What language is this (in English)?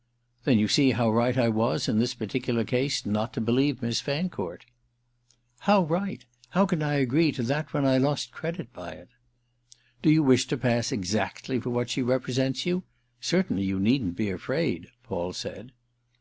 English